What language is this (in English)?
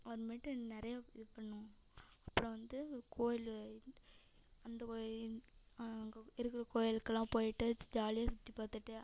Tamil